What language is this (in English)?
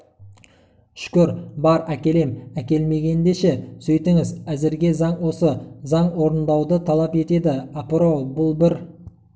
Kazakh